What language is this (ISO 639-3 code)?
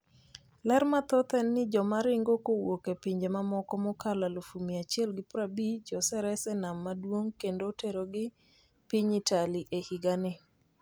luo